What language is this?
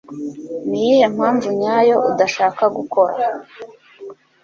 Kinyarwanda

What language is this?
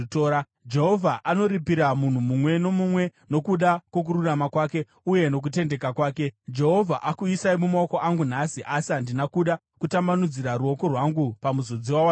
Shona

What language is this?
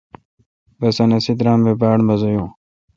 Kalkoti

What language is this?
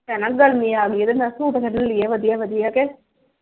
Punjabi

